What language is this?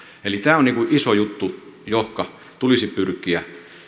Finnish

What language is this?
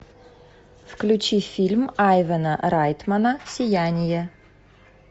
Russian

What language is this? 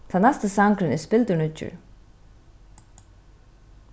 Faroese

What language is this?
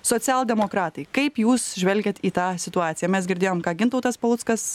Lithuanian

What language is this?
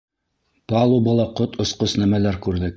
Bashkir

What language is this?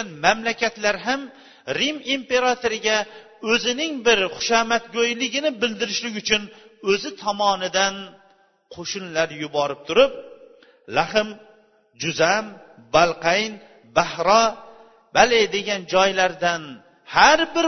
Bulgarian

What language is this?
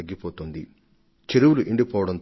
Telugu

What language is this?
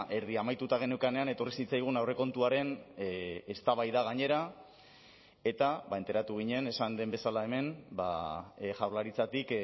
Basque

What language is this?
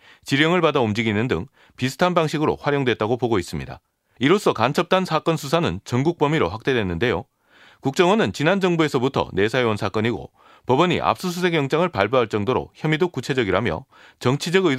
Korean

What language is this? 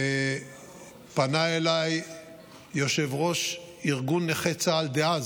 Hebrew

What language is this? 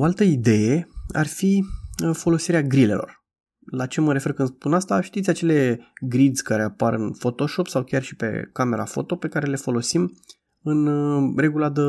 Romanian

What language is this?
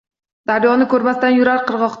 Uzbek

